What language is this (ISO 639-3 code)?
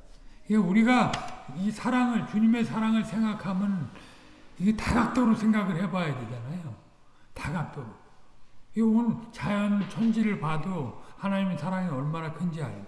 kor